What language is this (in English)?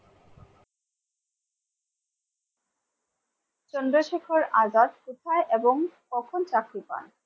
Bangla